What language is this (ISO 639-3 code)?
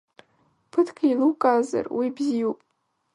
abk